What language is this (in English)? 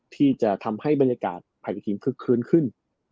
Thai